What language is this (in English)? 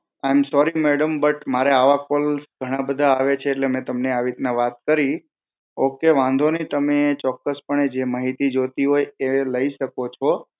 Gujarati